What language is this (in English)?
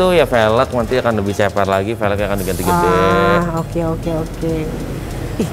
Indonesian